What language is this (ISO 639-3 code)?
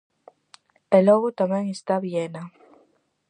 glg